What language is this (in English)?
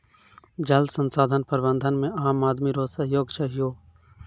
Maithili